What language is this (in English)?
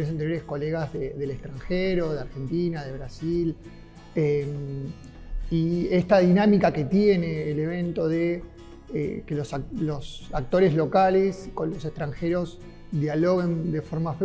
Spanish